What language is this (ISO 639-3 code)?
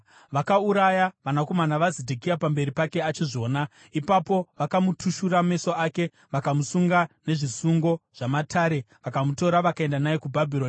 sna